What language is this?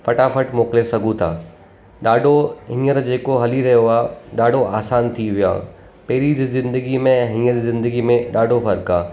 Sindhi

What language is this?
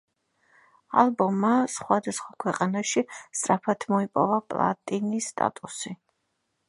Georgian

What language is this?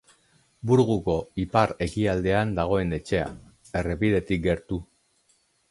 Basque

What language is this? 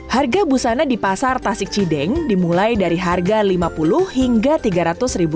Indonesian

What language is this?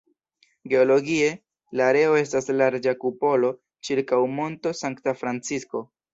Esperanto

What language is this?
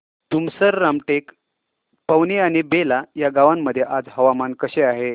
Marathi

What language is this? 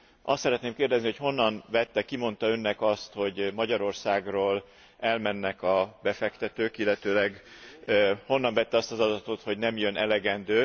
Hungarian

